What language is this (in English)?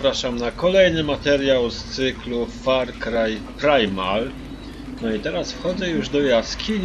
Polish